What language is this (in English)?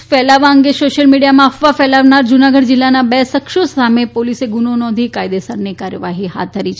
Gujarati